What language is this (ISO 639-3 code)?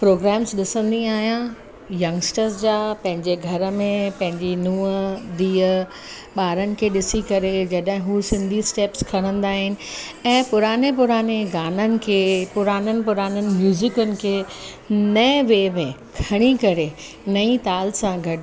snd